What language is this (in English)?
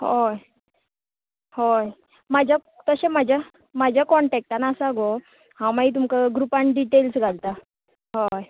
Konkani